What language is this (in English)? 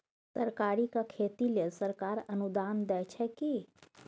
Maithili